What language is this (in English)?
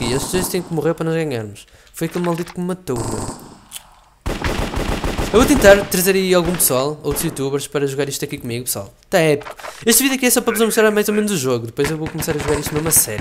Portuguese